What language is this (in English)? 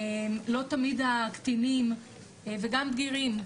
Hebrew